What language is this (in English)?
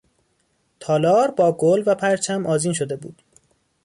Persian